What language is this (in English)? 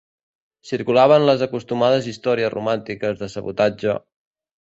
Catalan